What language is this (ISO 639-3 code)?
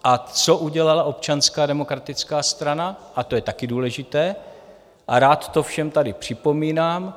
ces